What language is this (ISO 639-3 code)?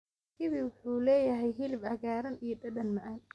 som